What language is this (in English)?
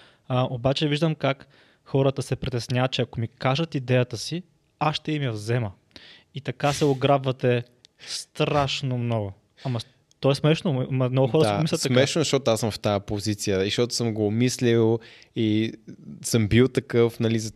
Bulgarian